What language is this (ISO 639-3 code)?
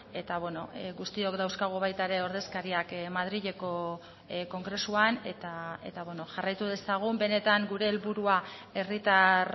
eus